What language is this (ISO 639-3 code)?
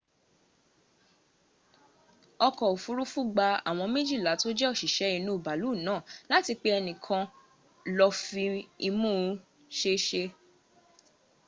yor